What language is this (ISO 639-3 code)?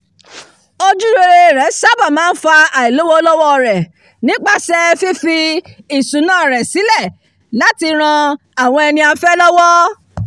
yor